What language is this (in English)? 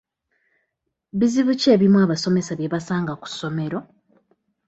Ganda